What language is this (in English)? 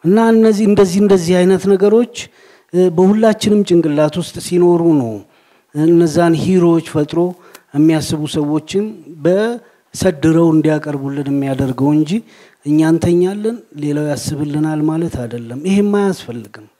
Amharic